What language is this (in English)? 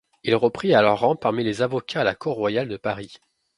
French